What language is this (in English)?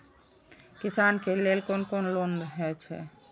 Maithili